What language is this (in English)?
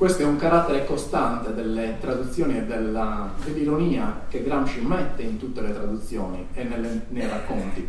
Italian